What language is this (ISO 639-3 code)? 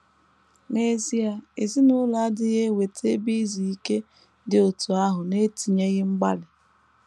ibo